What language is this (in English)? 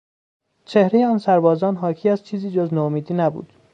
Persian